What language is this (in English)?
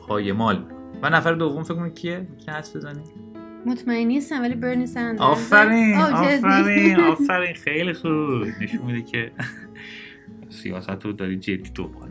Persian